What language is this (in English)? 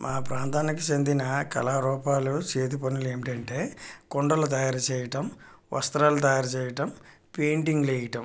Telugu